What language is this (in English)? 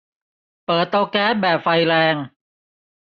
Thai